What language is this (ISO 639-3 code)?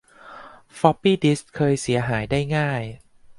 tha